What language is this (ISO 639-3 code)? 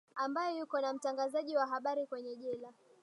swa